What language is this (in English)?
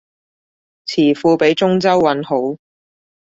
Cantonese